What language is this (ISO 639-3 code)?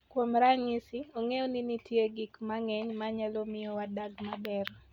luo